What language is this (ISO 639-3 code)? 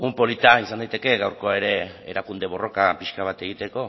eus